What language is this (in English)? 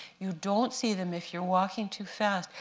English